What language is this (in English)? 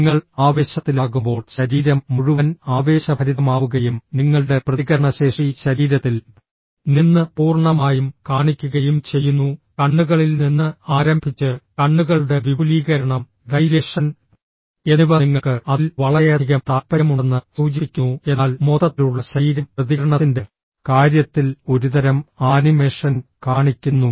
Malayalam